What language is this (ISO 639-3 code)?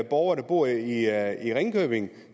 dan